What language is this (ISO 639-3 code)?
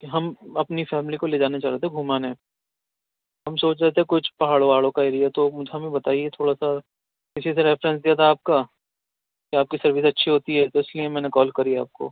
urd